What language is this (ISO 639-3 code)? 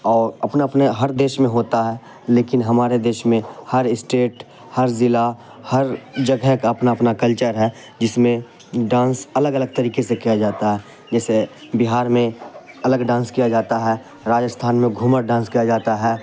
urd